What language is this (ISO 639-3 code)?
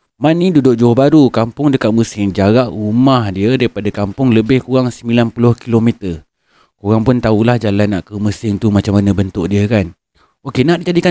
msa